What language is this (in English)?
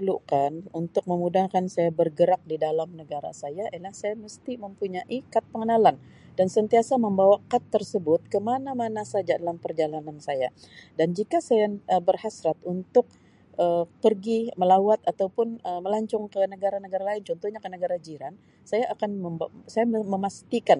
Sabah Malay